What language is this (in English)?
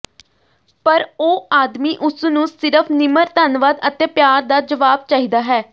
Punjabi